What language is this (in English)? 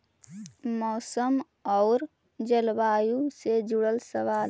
Magahi